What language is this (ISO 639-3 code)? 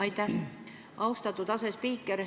est